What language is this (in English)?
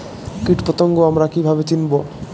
Bangla